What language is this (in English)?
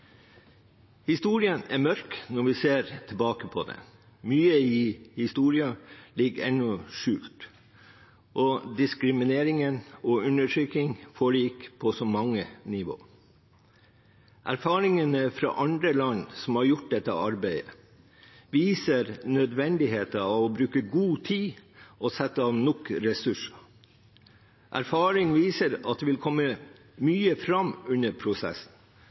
Norwegian Bokmål